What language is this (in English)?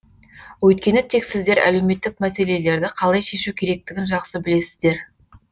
Kazakh